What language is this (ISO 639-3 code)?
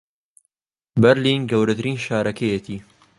ckb